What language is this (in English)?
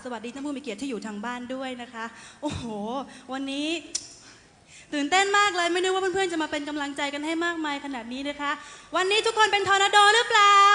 Thai